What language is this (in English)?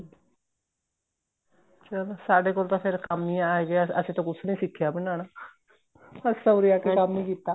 Punjabi